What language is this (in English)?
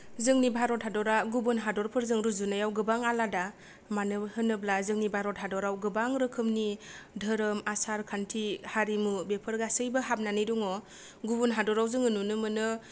Bodo